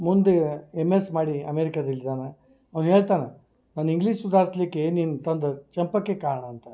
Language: Kannada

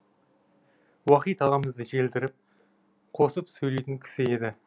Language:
Kazakh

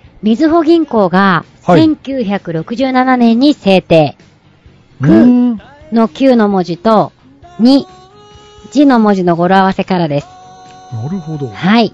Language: Japanese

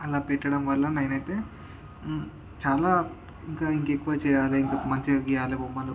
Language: Telugu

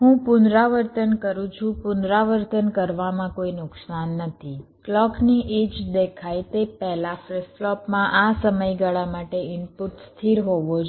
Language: Gujarati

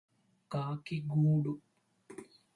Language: Telugu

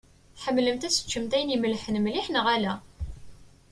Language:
Kabyle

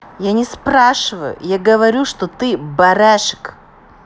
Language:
Russian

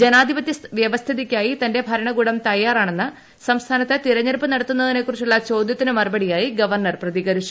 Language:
Malayalam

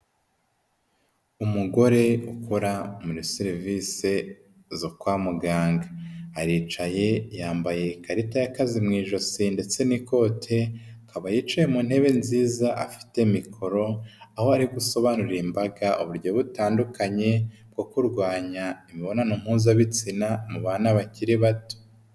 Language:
Kinyarwanda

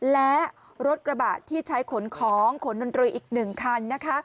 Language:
Thai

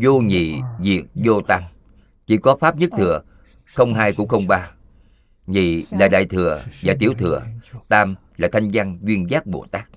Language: Vietnamese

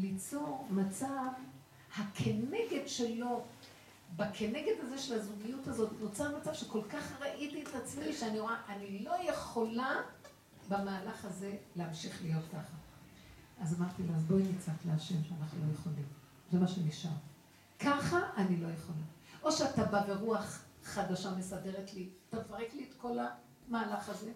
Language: Hebrew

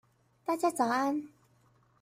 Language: Chinese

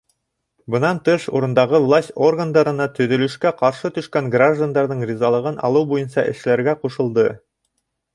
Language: Bashkir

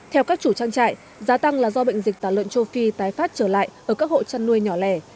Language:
Vietnamese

